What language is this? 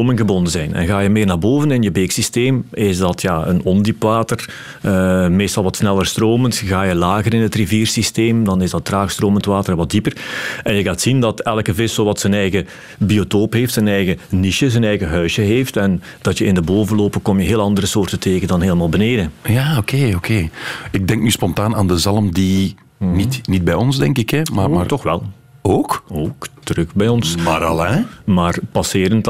Dutch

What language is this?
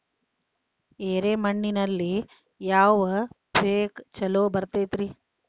Kannada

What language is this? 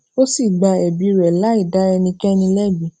Yoruba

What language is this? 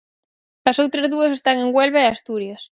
Galician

